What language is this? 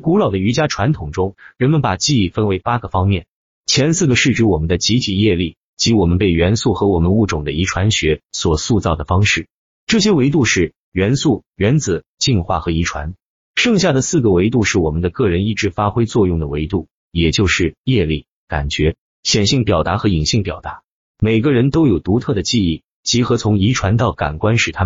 Chinese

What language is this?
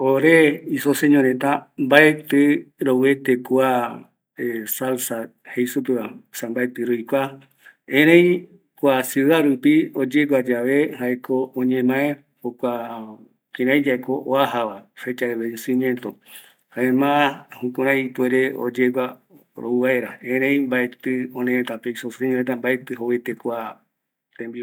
Eastern Bolivian Guaraní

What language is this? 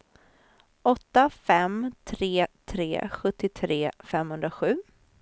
Swedish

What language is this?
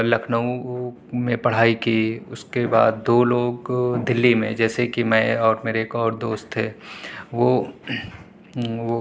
Urdu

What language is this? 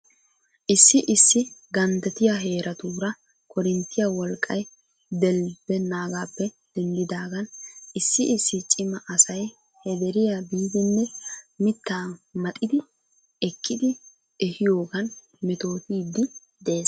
Wolaytta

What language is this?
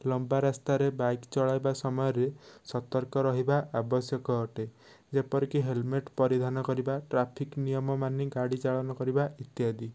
Odia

